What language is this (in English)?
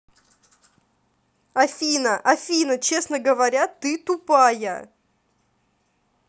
Russian